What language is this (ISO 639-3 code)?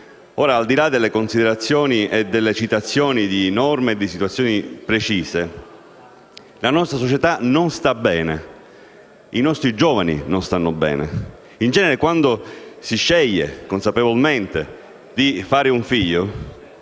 ita